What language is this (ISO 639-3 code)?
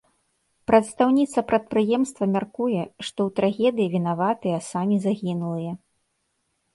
bel